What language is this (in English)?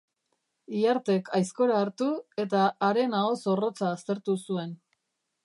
Basque